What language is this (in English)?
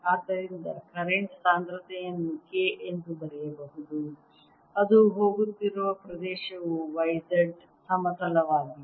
Kannada